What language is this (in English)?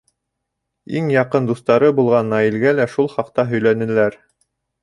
Bashkir